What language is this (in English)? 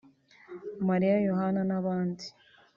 Kinyarwanda